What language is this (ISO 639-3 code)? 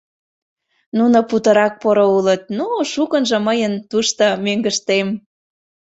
chm